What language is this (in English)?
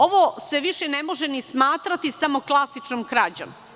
Serbian